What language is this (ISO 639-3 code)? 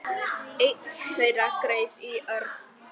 isl